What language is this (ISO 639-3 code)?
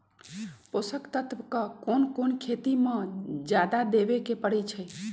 mag